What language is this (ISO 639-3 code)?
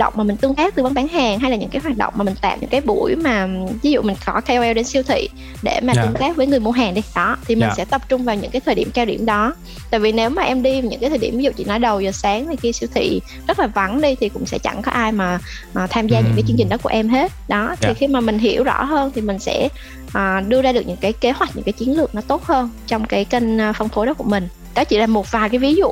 vie